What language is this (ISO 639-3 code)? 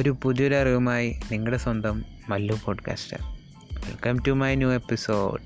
mal